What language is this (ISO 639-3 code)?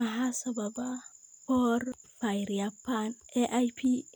som